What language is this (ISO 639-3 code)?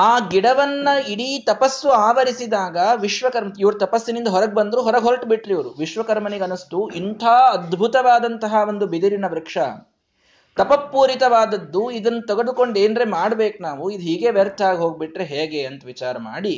kan